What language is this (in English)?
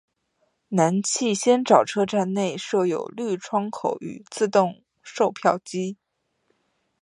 Chinese